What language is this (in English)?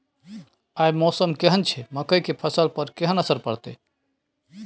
Maithili